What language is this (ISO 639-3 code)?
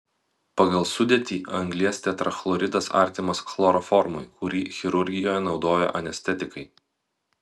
lit